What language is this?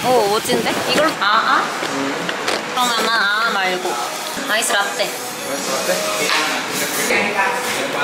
Korean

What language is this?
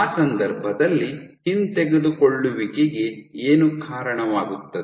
Kannada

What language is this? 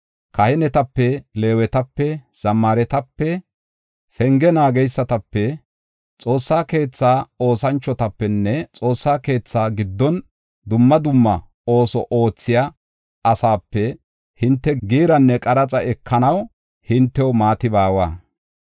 Gofa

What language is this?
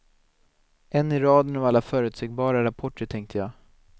Swedish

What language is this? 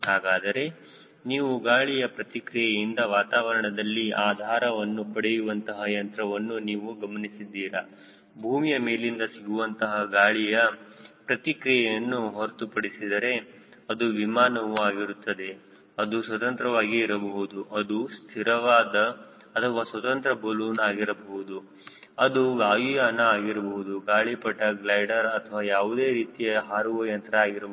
Kannada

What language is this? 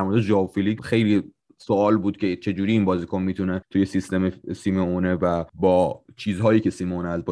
Persian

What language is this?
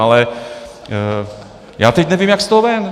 Czech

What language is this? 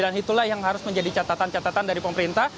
Indonesian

